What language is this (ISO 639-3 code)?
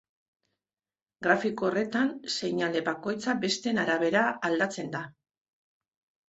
eus